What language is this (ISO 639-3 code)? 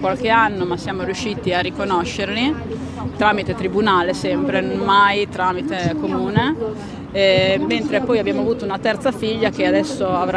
ita